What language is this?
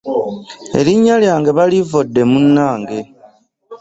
Ganda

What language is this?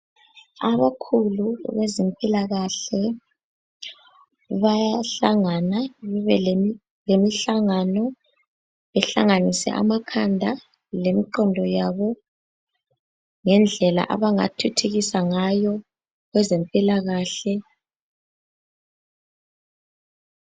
North Ndebele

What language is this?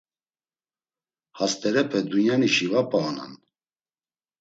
Laz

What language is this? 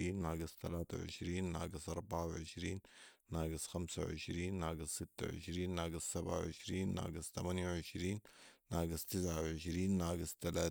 Sudanese Arabic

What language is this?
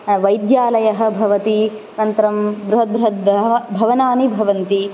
Sanskrit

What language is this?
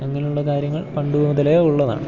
Malayalam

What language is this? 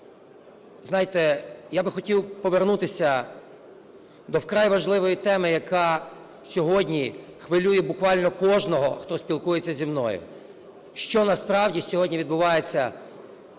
Ukrainian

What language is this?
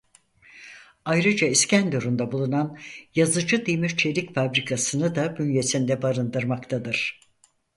Turkish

